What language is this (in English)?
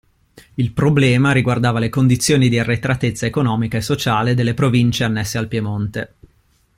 Italian